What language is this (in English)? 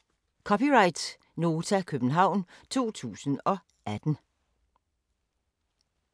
Danish